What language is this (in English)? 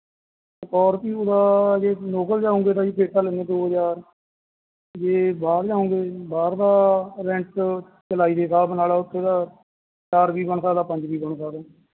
Punjabi